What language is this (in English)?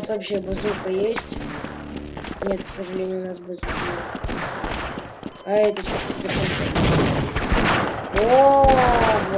Russian